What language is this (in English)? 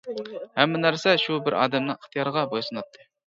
Uyghur